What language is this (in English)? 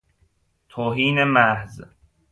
Persian